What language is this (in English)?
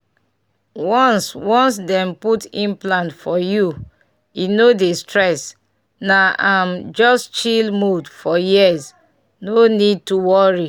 Nigerian Pidgin